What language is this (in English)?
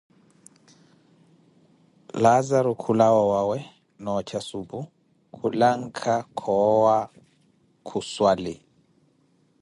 Koti